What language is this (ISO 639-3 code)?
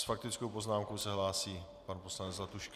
ces